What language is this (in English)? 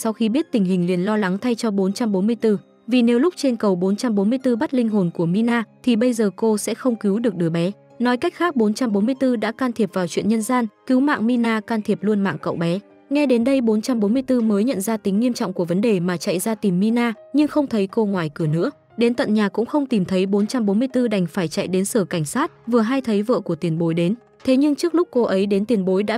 Vietnamese